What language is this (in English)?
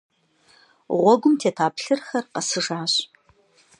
Kabardian